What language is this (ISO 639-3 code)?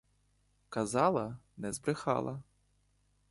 ukr